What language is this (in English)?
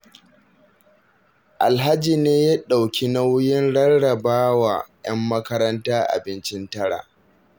Hausa